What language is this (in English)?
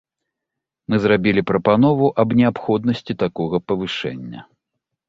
Belarusian